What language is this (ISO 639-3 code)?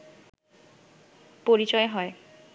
ben